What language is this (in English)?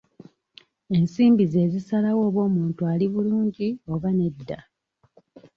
Ganda